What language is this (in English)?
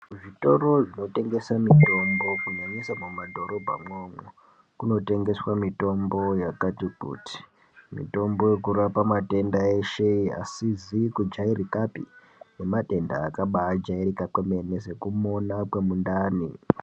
Ndau